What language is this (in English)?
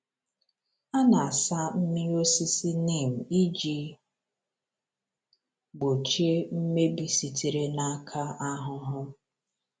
Igbo